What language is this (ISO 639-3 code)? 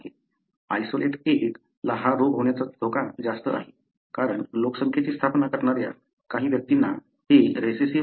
mar